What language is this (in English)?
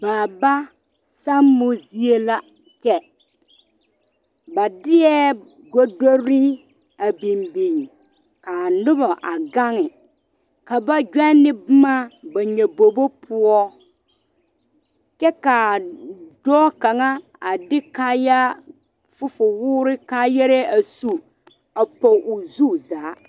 Southern Dagaare